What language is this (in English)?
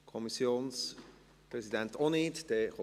Swiss German